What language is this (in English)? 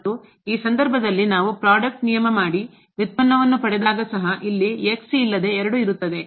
Kannada